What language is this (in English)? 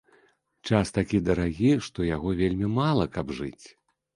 Belarusian